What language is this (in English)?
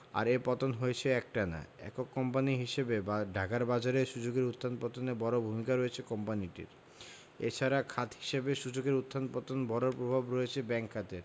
Bangla